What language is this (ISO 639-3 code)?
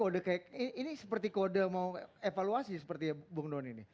ind